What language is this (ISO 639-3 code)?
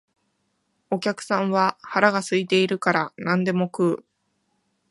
jpn